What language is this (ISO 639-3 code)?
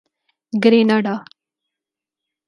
urd